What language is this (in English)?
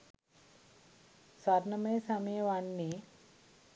Sinhala